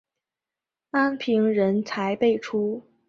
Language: Chinese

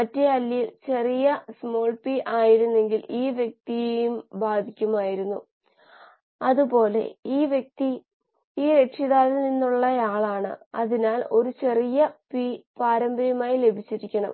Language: Malayalam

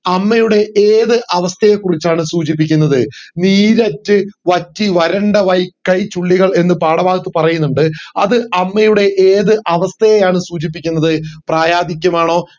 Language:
Malayalam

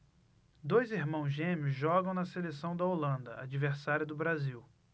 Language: Portuguese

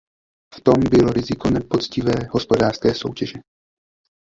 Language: Czech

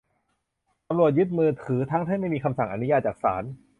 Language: Thai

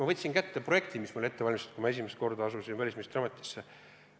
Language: Estonian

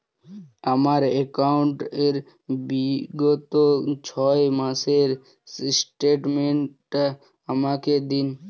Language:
Bangla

